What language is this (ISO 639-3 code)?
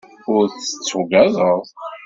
kab